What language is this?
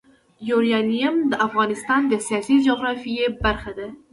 Pashto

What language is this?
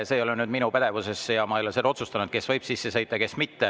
Estonian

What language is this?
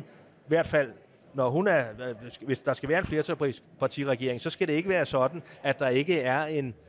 Danish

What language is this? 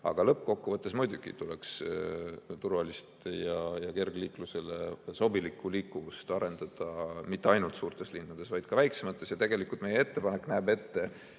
Estonian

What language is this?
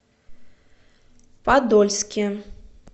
Russian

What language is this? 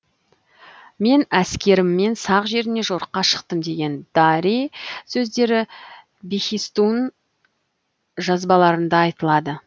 Kazakh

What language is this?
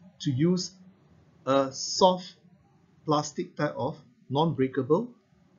English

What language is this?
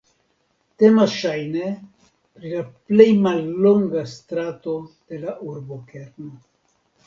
Esperanto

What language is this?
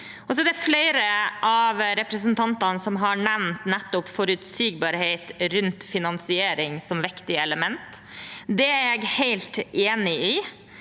Norwegian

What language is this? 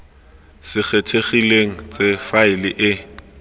Tswana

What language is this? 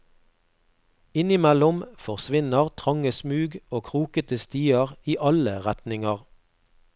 Norwegian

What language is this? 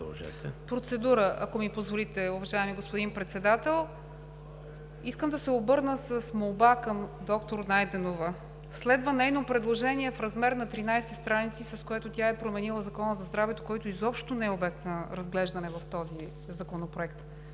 Bulgarian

